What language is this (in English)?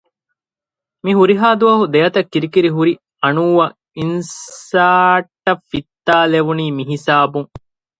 Divehi